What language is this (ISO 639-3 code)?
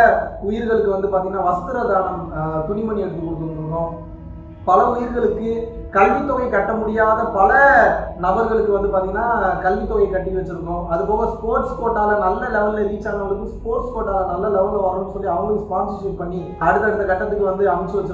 tam